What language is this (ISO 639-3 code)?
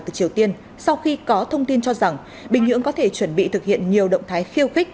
vie